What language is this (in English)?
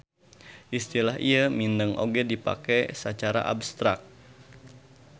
Sundanese